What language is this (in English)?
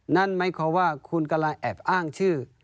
Thai